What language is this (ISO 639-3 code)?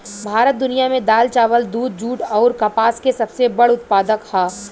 bho